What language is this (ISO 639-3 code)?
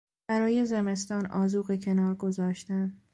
fas